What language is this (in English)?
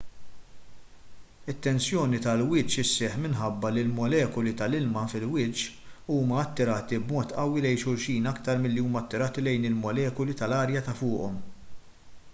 Maltese